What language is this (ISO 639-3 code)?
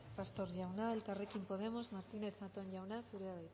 eus